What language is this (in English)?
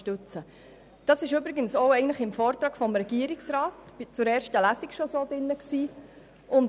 Swiss German